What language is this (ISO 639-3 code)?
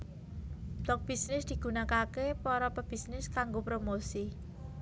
jav